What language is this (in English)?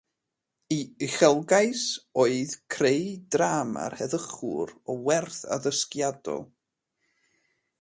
Welsh